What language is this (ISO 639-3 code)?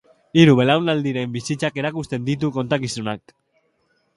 eus